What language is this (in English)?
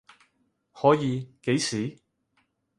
Cantonese